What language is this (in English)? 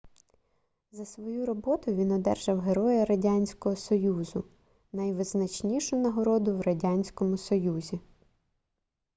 Ukrainian